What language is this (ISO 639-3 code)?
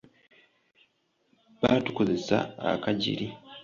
lug